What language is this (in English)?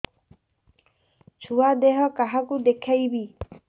Odia